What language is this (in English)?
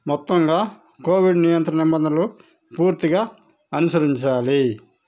Telugu